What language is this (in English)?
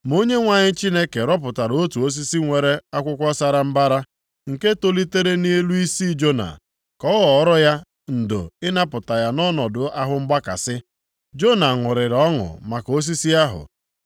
Igbo